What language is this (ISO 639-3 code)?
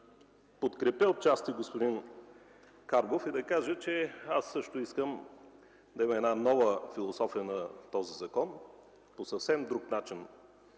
bul